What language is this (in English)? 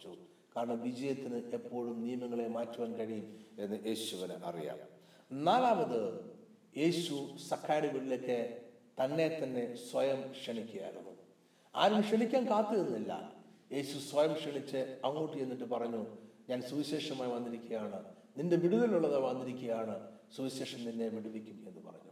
Malayalam